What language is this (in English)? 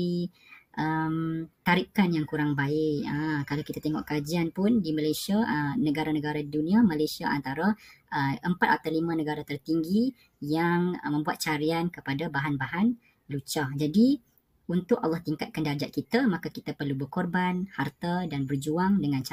Malay